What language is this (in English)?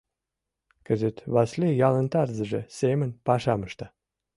Mari